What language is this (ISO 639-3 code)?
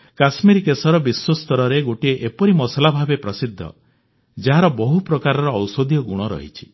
ori